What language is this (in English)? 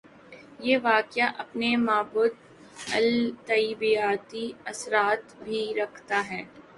Urdu